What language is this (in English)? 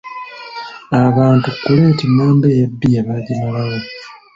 Ganda